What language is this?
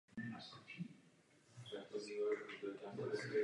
Czech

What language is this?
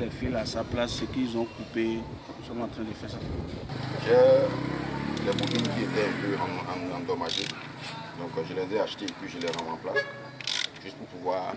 French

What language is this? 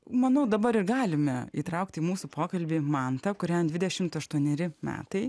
Lithuanian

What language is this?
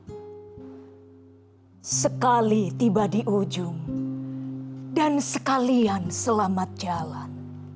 Indonesian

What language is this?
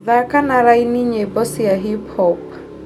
Kikuyu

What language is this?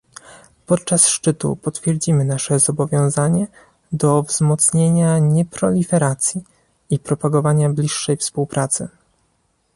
Polish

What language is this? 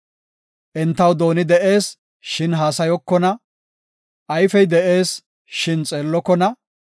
Gofa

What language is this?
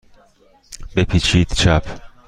Persian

